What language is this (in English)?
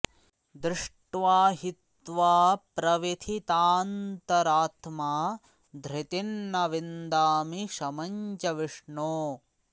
Sanskrit